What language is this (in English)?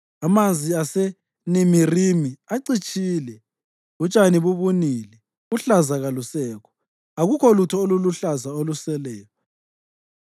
North Ndebele